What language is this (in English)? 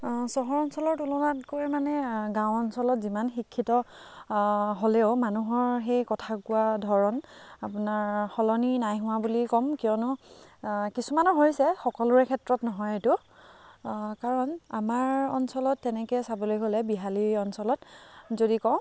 Assamese